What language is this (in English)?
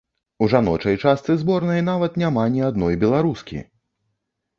Belarusian